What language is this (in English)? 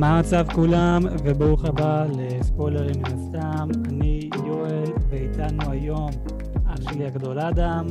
Hebrew